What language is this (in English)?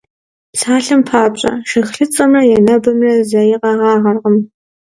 Kabardian